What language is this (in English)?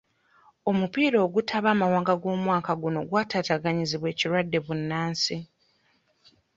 Ganda